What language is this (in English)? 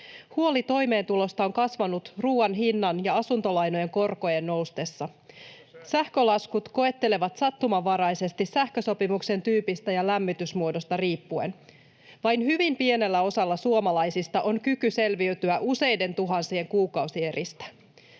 Finnish